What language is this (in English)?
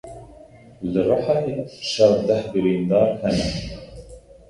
Kurdish